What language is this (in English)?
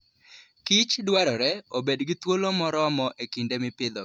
Luo (Kenya and Tanzania)